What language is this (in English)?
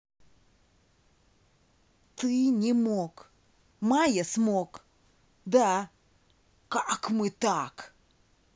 Russian